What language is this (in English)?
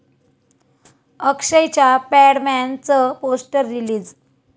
Marathi